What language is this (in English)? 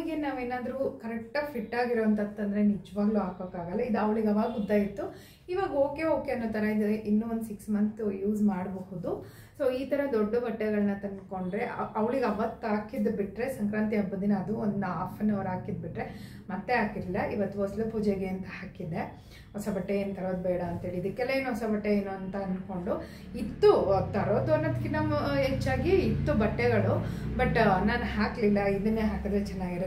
Kannada